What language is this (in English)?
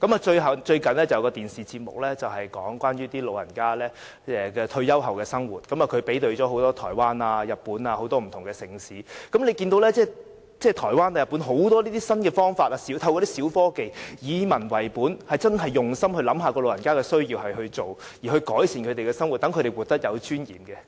Cantonese